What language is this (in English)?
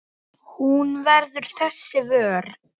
Icelandic